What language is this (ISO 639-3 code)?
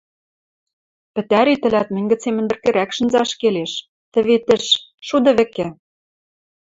mrj